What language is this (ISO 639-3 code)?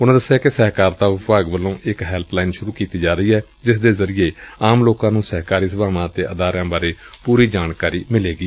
pan